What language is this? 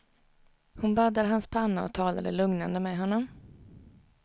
Swedish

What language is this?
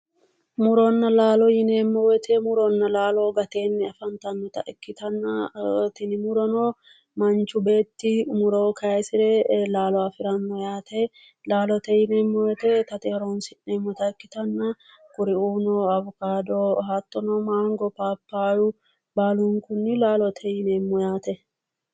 Sidamo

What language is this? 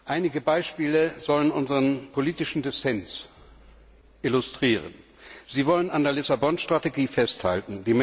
German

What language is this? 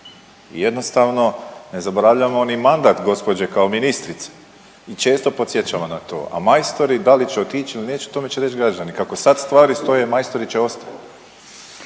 Croatian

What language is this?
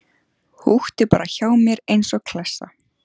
Icelandic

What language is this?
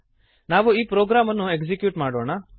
Kannada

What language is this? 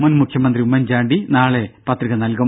Malayalam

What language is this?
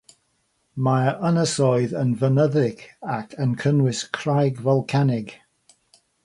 Welsh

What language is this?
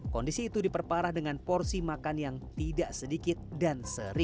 Indonesian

